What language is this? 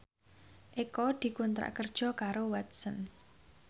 Javanese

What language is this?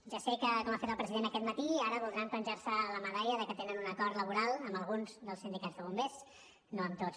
Catalan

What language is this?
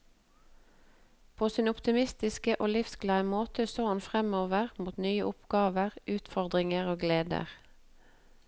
Norwegian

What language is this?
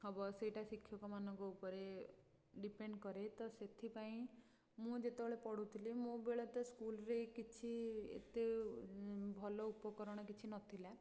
Odia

